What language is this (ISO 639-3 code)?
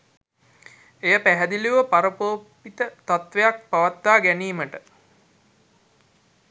sin